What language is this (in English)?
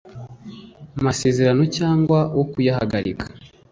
Kinyarwanda